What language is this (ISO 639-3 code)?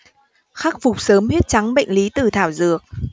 vie